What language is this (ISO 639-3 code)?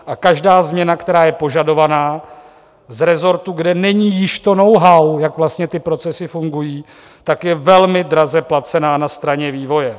ces